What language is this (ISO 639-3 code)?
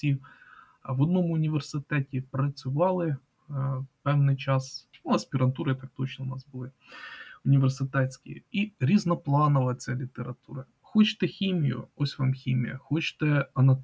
ukr